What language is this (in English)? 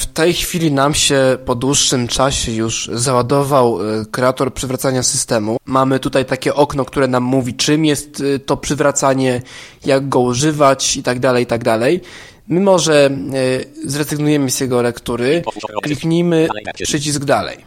Polish